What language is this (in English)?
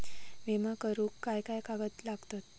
Marathi